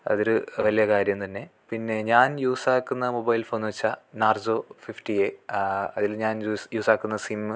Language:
Malayalam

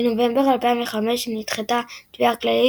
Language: Hebrew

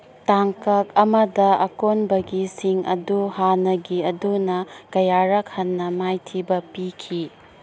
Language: Manipuri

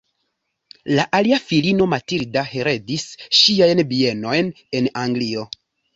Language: Esperanto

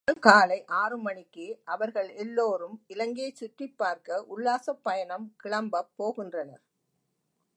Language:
Tamil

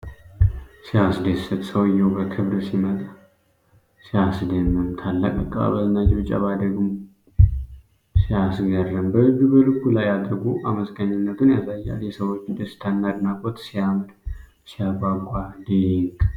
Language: Amharic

